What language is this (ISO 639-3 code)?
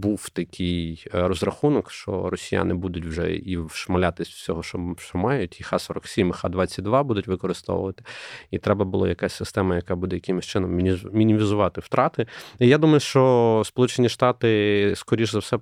ukr